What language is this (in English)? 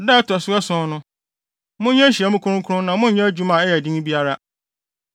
Akan